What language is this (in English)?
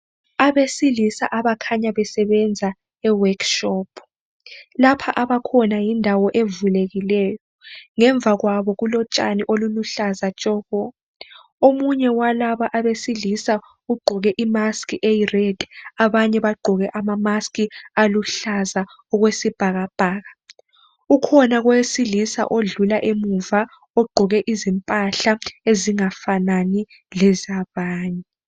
North Ndebele